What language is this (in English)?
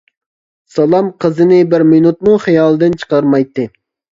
Uyghur